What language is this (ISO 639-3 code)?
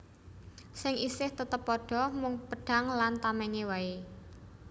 jav